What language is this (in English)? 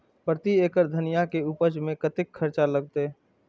Maithili